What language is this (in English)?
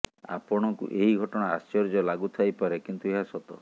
Odia